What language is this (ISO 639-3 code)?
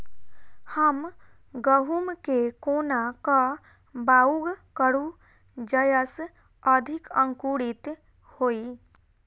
mai